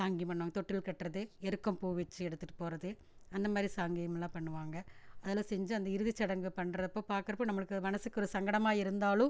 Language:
Tamil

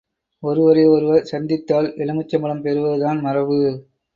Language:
Tamil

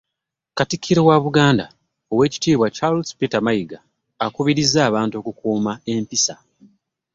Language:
Ganda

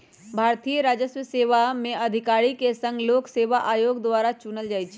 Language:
Magahi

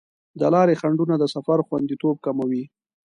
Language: Pashto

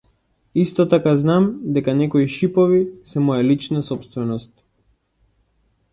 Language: Macedonian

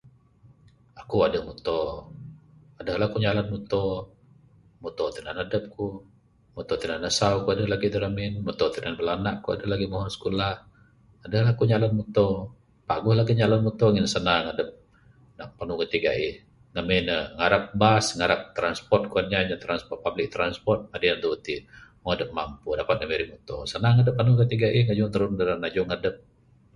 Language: Bukar-Sadung Bidayuh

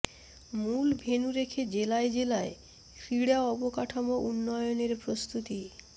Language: Bangla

